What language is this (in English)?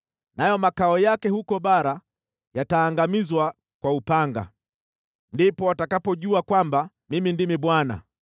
Swahili